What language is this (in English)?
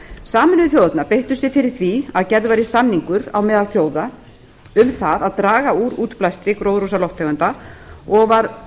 Icelandic